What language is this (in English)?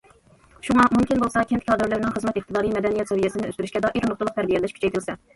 Uyghur